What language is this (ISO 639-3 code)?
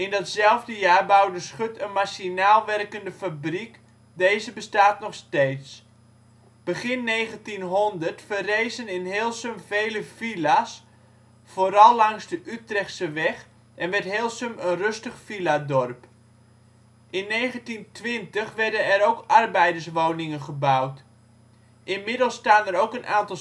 nld